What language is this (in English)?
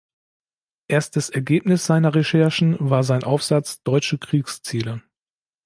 German